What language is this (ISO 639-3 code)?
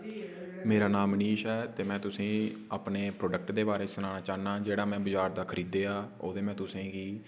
doi